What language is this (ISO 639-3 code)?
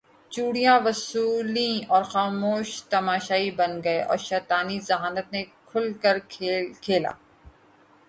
urd